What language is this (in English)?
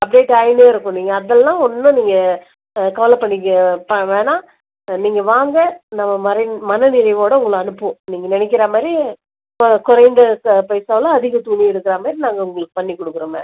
Tamil